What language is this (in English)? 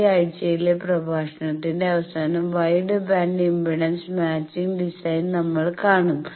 Malayalam